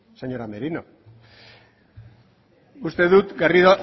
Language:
Basque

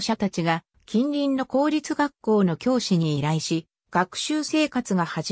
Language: Japanese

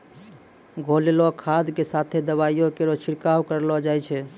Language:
Maithili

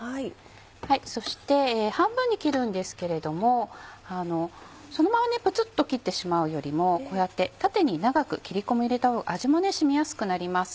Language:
Japanese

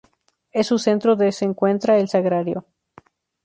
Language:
Spanish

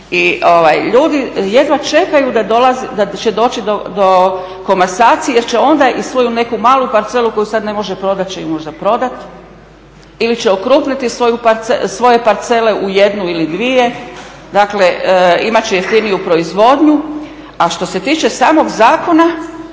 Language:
Croatian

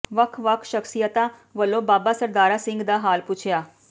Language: Punjabi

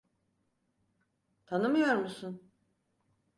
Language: Turkish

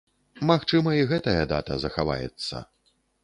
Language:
Belarusian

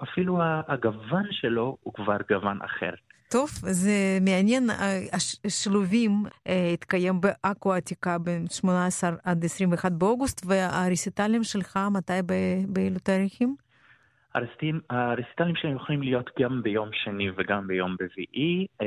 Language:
Hebrew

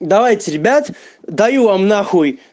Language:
Russian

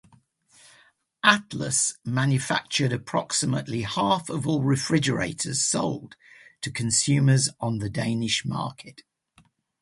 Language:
English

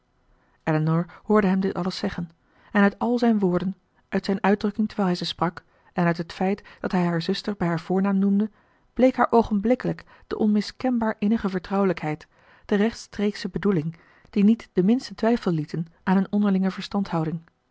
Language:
Dutch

